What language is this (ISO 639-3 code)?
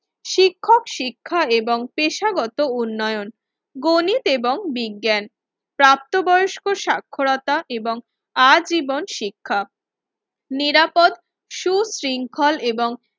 ben